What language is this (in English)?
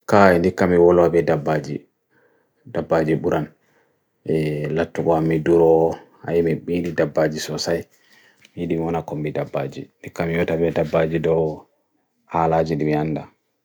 Bagirmi Fulfulde